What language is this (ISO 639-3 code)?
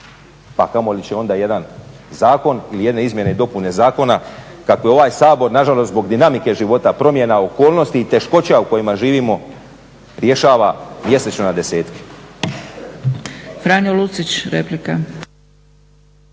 hrv